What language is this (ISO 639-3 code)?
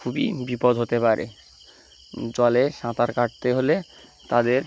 ben